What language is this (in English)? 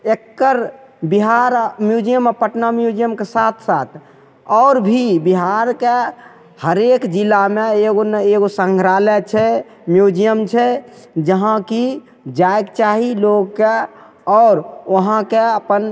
Maithili